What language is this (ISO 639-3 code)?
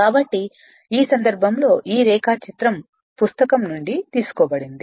tel